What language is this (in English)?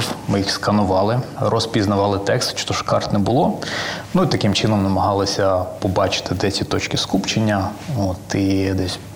Ukrainian